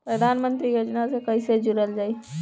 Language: Bhojpuri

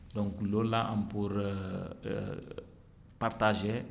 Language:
Wolof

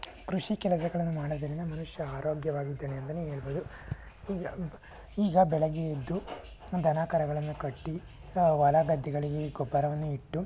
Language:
Kannada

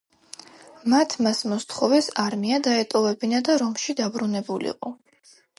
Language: Georgian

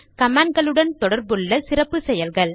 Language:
Tamil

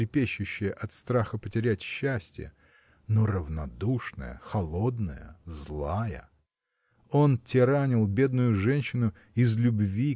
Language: Russian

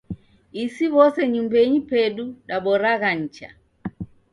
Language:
Taita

